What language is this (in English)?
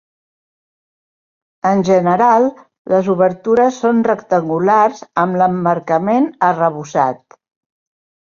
Catalan